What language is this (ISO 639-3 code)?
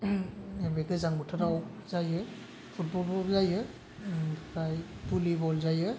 brx